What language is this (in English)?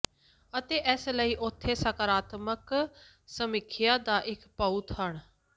Punjabi